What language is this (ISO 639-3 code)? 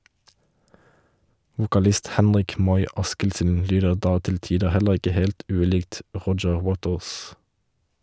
nor